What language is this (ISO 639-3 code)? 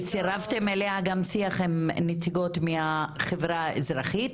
heb